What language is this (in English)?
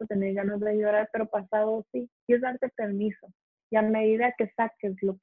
Spanish